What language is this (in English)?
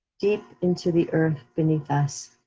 English